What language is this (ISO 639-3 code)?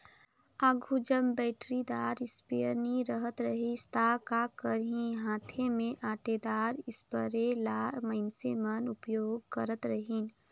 hne